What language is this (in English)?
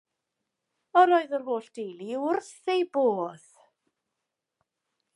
Welsh